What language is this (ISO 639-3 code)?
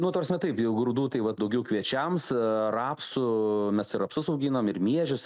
lit